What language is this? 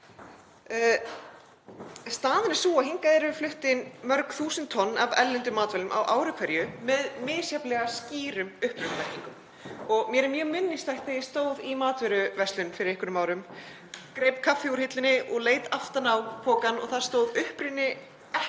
Icelandic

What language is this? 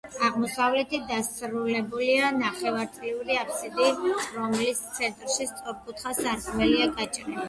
Georgian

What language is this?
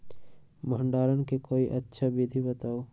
Magahi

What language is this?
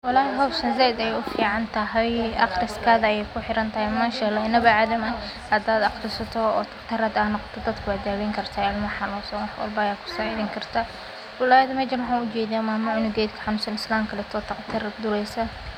Somali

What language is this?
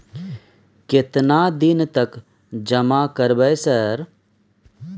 Maithili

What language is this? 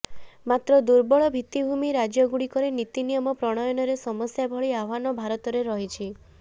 Odia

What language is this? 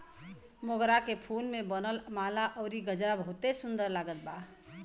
Bhojpuri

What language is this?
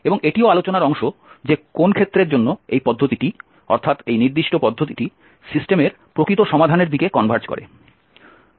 Bangla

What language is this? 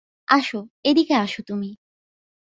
Bangla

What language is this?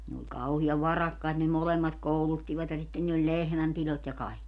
Finnish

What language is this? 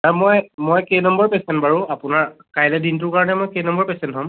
Assamese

